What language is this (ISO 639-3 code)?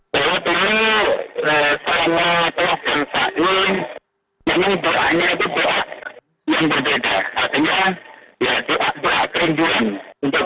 ind